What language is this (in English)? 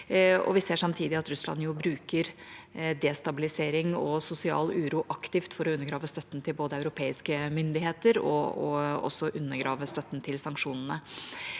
Norwegian